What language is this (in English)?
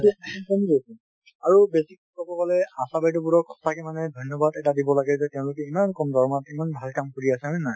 Assamese